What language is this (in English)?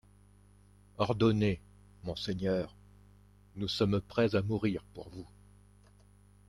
French